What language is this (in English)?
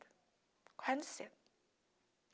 Portuguese